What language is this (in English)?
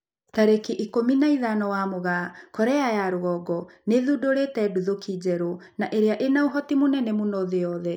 Kikuyu